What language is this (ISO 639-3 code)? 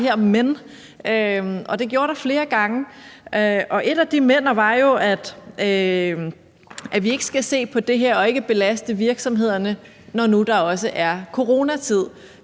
dan